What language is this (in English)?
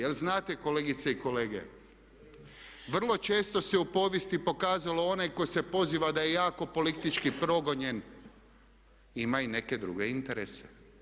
Croatian